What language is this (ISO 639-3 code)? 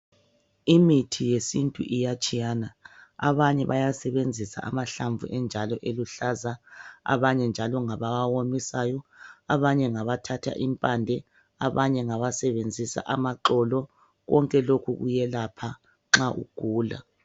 nde